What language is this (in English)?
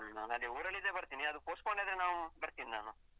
Kannada